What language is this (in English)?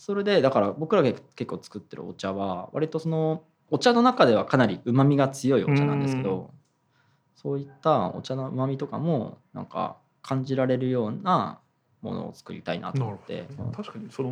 Japanese